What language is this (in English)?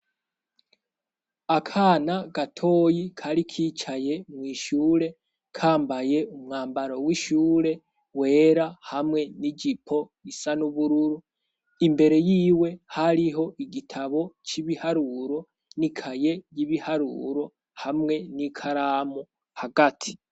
Rundi